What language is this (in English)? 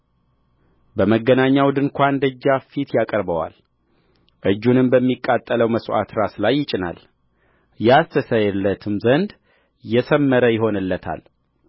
Amharic